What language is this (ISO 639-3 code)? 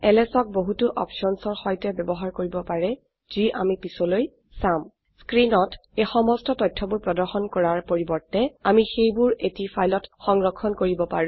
asm